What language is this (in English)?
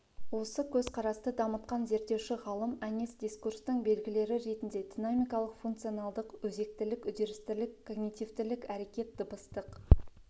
Kazakh